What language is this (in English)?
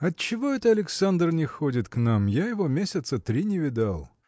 Russian